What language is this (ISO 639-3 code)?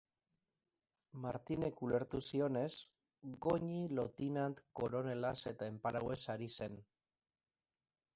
eus